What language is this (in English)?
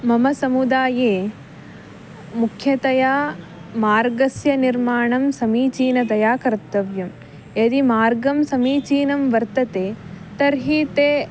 Sanskrit